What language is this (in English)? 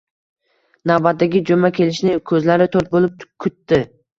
Uzbek